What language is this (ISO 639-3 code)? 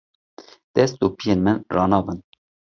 kur